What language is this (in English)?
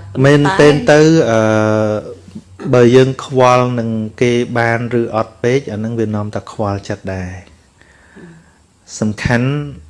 Vietnamese